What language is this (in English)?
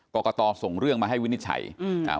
Thai